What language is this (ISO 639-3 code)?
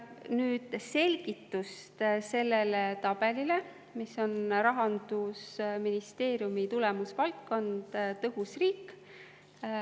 est